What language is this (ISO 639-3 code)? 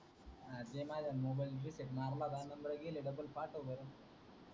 mar